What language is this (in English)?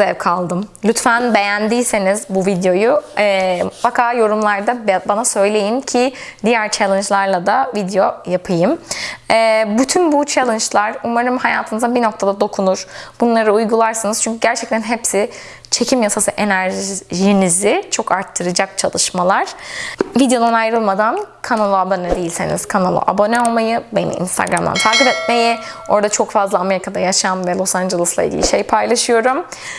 Turkish